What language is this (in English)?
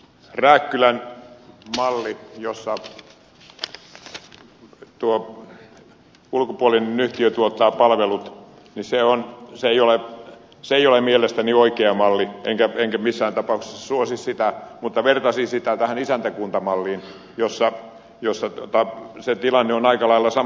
Finnish